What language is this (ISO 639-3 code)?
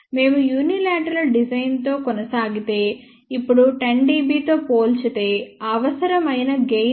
tel